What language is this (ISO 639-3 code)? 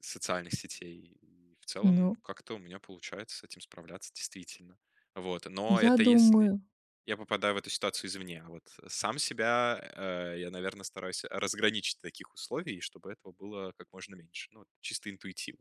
rus